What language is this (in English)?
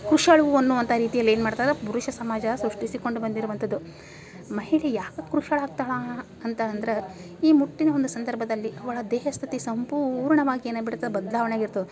Kannada